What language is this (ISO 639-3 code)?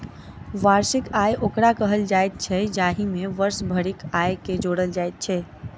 mai